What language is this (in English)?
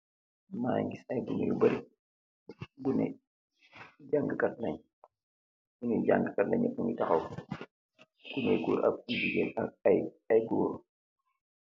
Wolof